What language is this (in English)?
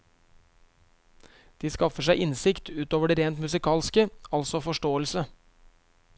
Norwegian